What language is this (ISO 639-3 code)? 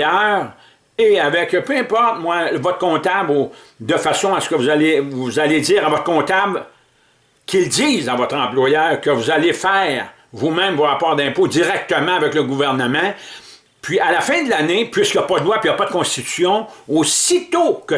fra